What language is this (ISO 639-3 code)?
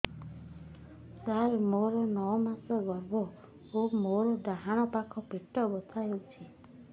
ori